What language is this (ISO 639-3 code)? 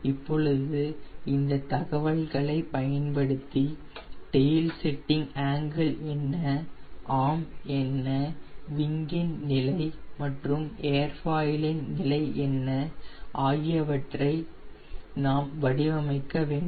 tam